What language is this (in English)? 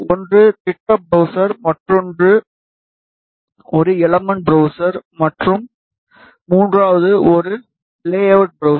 Tamil